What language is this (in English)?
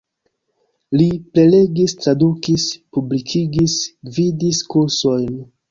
Esperanto